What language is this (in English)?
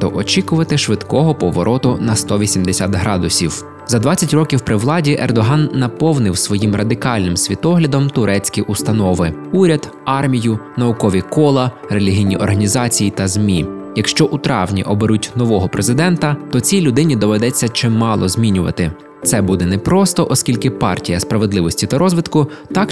Ukrainian